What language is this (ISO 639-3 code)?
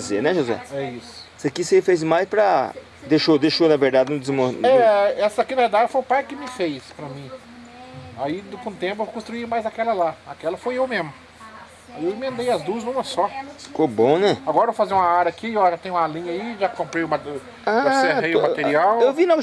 por